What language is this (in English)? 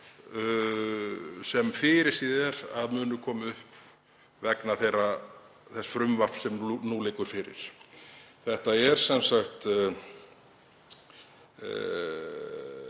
Icelandic